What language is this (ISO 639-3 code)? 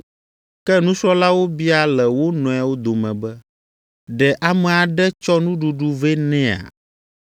ewe